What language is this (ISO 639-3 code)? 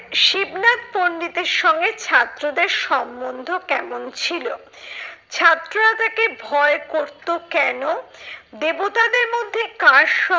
ben